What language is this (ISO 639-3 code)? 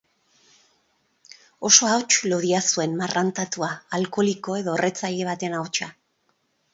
eus